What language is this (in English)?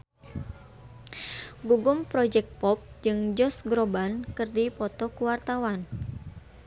Sundanese